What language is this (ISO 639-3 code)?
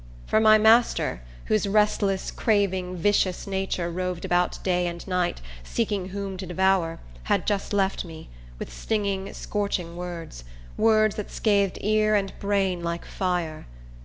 eng